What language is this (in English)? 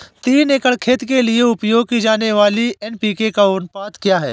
Hindi